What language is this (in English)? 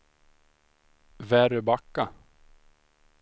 Swedish